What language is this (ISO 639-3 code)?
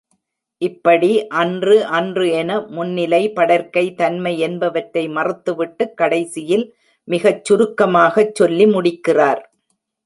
tam